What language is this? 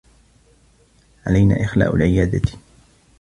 Arabic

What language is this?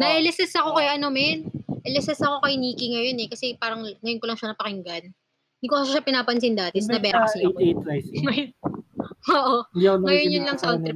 Filipino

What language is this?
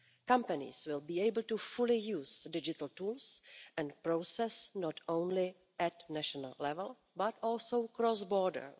English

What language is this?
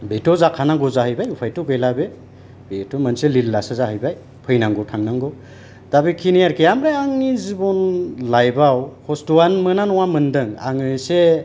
Bodo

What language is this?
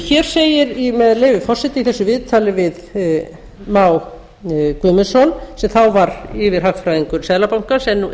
Icelandic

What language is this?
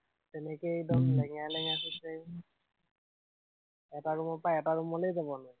Assamese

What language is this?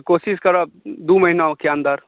Maithili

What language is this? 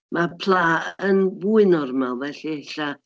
Welsh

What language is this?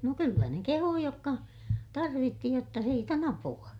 Finnish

